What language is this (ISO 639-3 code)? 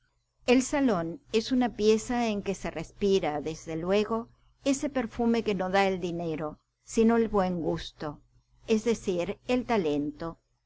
spa